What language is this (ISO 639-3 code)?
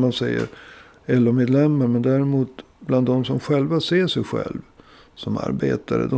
swe